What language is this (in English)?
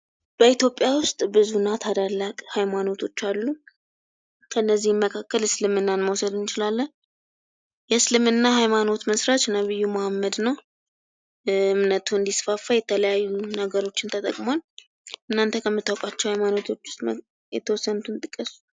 Amharic